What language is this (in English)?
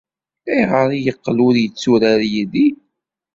Kabyle